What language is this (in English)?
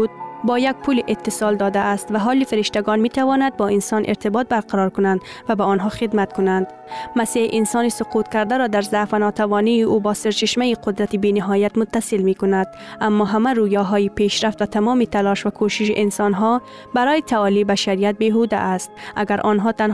Persian